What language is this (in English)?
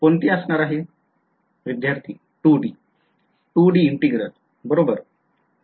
Marathi